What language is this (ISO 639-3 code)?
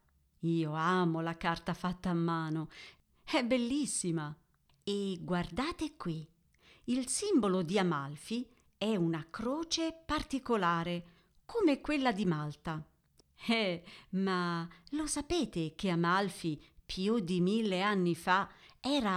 ita